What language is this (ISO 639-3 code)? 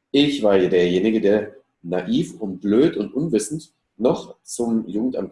deu